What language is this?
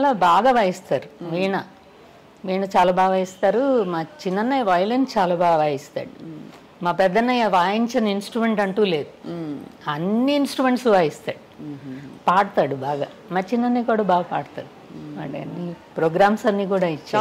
Telugu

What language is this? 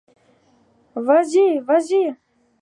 French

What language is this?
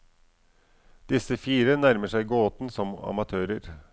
Norwegian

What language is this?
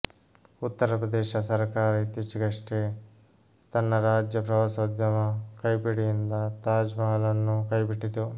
Kannada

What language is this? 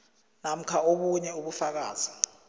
South Ndebele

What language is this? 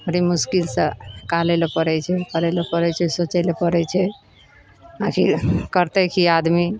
Maithili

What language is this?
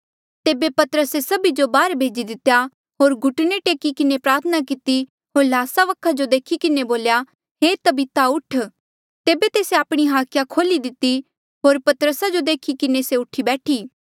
Mandeali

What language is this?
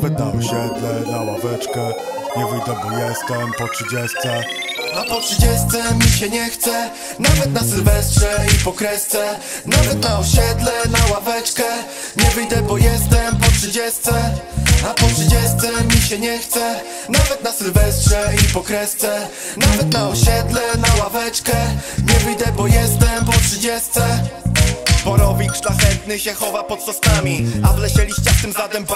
Polish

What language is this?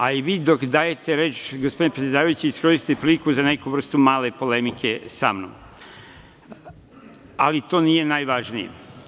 Serbian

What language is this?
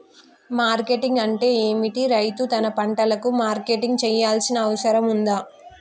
Telugu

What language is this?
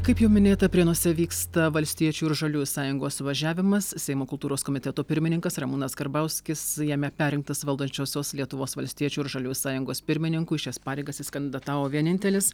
Lithuanian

